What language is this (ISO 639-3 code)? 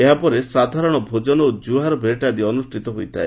ori